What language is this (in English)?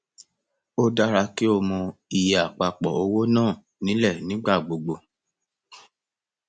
Yoruba